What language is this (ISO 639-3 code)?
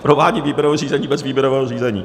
ces